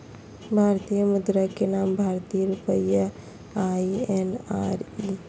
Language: Magahi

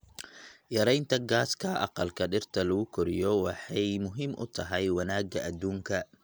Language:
Somali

